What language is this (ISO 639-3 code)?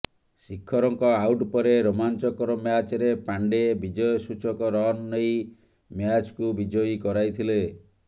ori